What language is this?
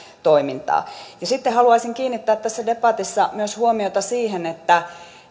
Finnish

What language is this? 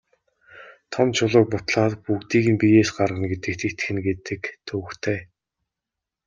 Mongolian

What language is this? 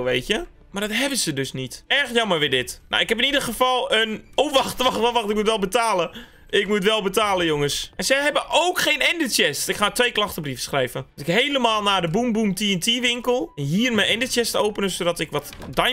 Dutch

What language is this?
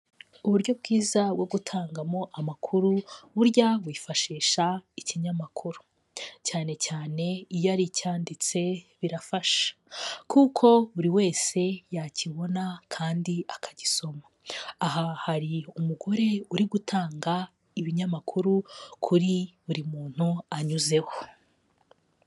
Kinyarwanda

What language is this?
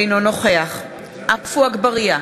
Hebrew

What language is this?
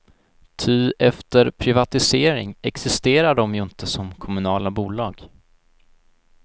Swedish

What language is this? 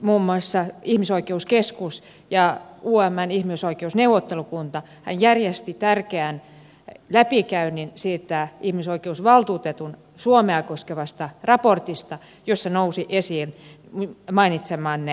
Finnish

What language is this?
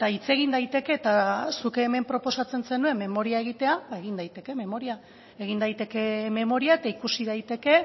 Basque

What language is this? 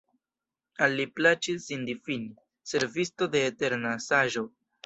Esperanto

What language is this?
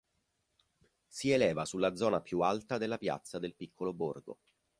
Italian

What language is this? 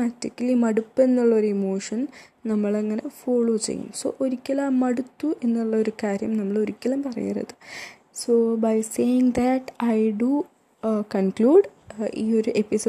Malayalam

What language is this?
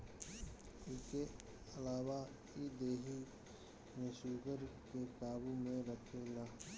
Bhojpuri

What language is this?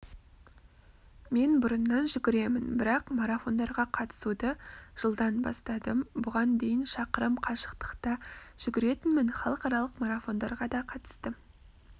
Kazakh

